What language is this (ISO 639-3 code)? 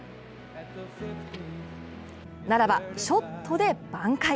jpn